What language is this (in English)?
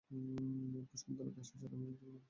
Bangla